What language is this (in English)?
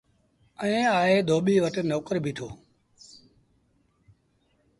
Sindhi Bhil